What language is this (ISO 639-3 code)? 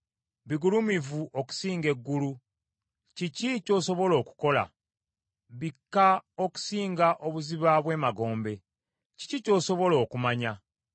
lug